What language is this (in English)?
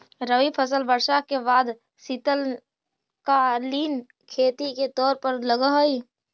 Magahi